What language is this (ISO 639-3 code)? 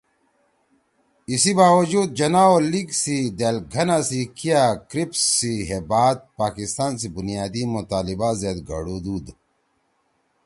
trw